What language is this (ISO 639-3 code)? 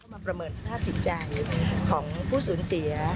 tha